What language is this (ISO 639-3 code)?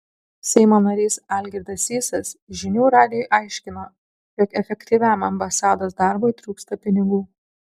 lit